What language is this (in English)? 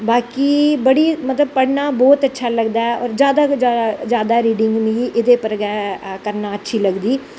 Dogri